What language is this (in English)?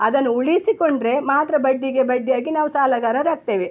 Kannada